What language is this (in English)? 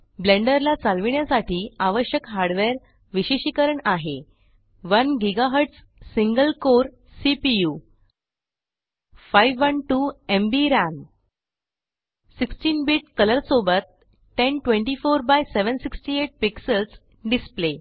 Marathi